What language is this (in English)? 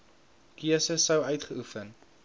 Afrikaans